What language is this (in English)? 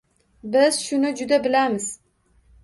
Uzbek